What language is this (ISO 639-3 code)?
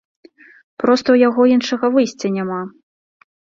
bel